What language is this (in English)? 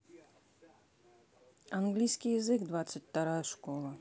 Russian